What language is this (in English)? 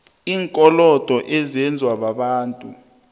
South Ndebele